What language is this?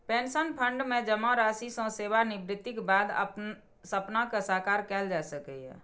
Maithili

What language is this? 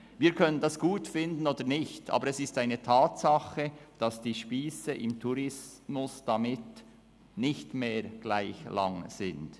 Swiss German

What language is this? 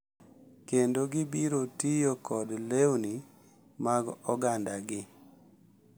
Luo (Kenya and Tanzania)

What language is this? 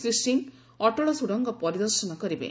Odia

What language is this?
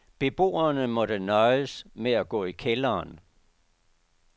Danish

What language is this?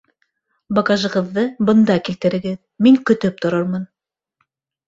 Bashkir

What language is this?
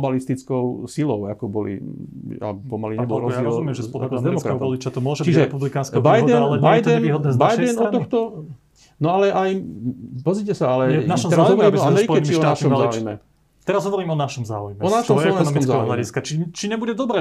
Slovak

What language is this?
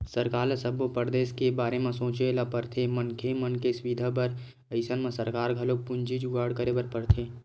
Chhattisgarhi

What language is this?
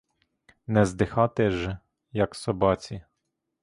Ukrainian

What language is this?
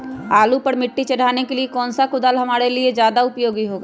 Magahi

